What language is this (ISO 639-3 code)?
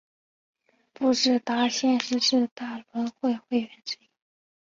zho